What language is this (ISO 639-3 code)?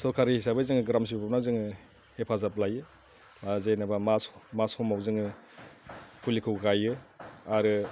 brx